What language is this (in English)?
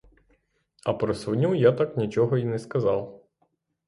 Ukrainian